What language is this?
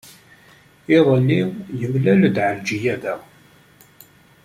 Kabyle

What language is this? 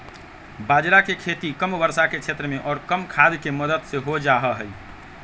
Magahi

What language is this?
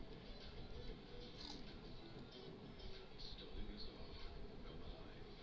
Bhojpuri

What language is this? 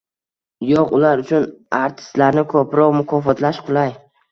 Uzbek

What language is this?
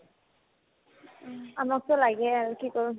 Assamese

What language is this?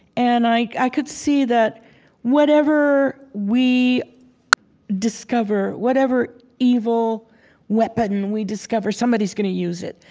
English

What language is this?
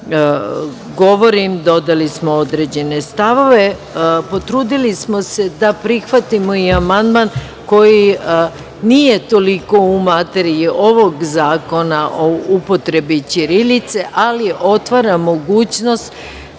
Serbian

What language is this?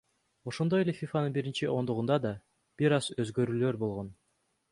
Kyrgyz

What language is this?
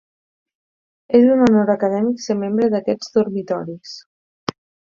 Catalan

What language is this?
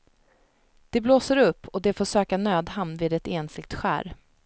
Swedish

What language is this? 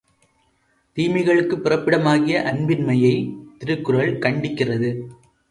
Tamil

